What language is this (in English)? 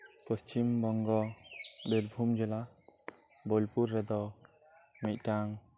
Santali